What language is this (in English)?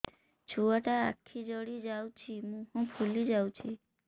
Odia